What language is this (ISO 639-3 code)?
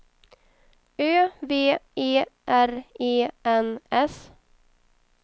swe